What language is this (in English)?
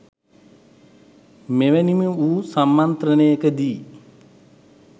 Sinhala